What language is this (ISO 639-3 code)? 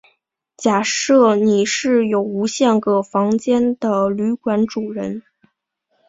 zho